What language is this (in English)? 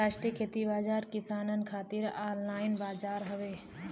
Bhojpuri